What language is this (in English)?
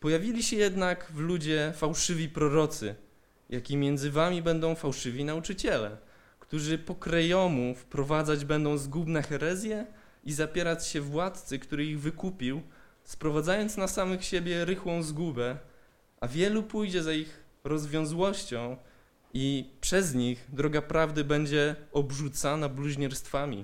Polish